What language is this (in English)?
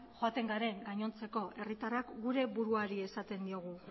Basque